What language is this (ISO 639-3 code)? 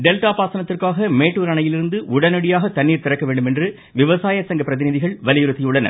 tam